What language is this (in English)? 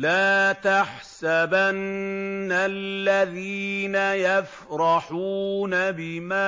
Arabic